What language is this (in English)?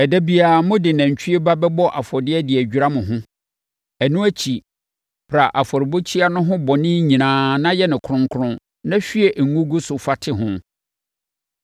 Akan